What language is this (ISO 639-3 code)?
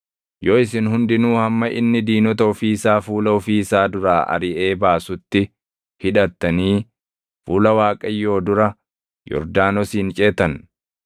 orm